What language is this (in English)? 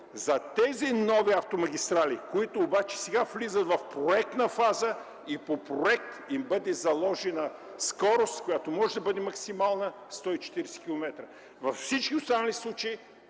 Bulgarian